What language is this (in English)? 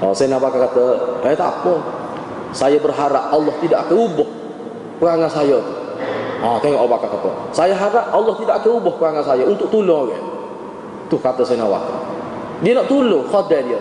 Malay